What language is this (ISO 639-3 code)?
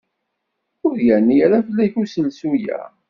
kab